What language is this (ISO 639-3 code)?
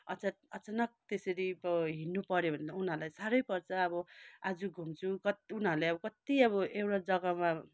nep